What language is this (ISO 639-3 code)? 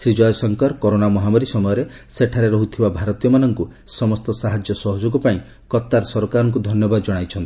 ori